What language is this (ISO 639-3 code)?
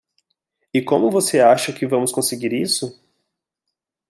por